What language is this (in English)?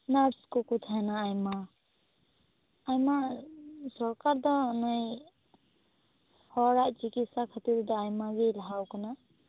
Santali